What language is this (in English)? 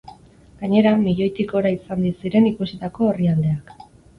Basque